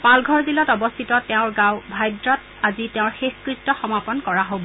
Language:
Assamese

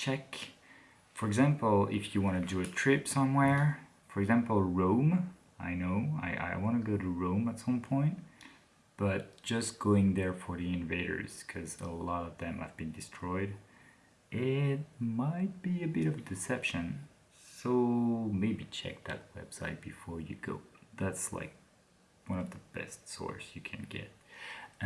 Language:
English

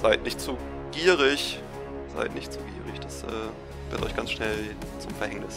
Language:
German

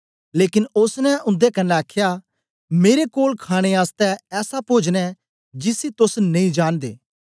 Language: Dogri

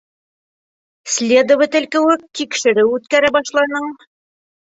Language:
Bashkir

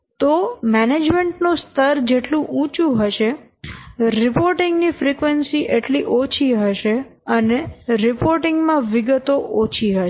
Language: Gujarati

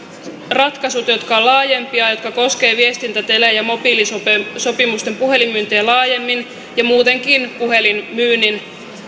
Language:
Finnish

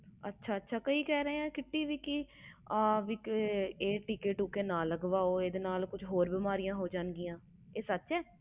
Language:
Punjabi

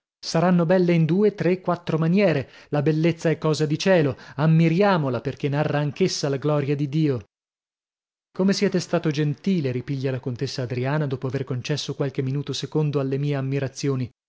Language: Italian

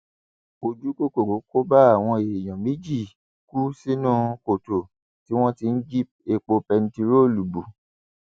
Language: Yoruba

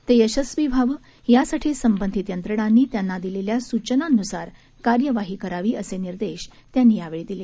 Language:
Marathi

